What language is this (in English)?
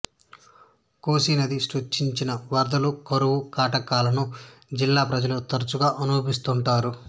Telugu